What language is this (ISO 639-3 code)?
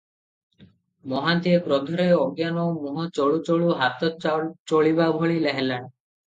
ori